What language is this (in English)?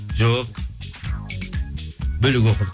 Kazakh